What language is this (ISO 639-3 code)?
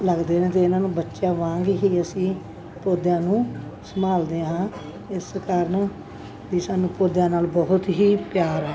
pan